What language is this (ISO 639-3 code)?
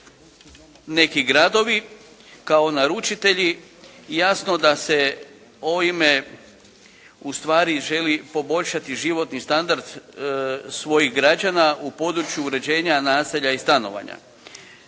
hrv